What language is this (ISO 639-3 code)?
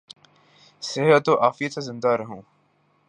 urd